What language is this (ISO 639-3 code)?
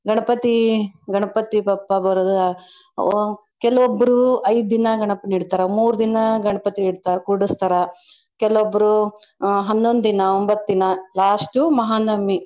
kan